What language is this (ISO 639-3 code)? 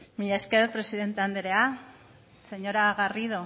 eus